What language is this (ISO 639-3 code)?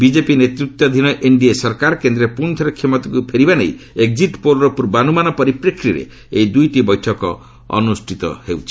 ori